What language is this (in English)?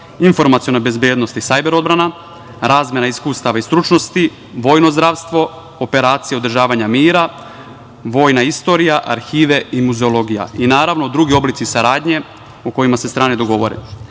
Serbian